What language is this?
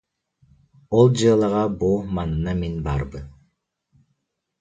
Yakut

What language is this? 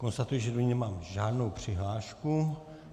Czech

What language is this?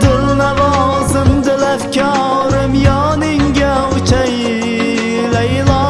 Turkish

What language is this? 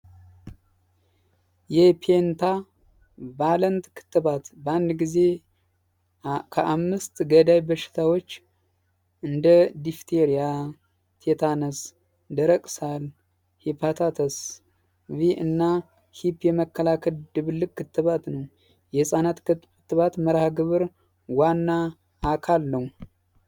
Amharic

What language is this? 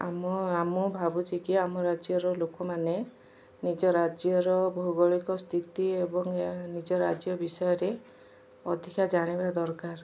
Odia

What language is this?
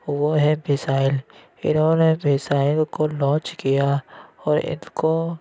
Urdu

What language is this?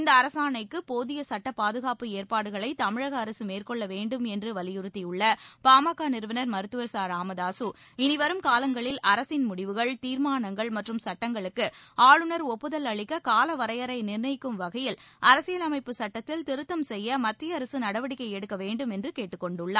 Tamil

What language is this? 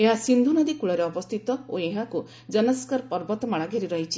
Odia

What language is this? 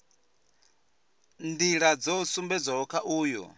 Venda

